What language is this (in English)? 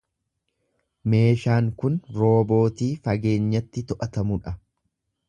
Oromo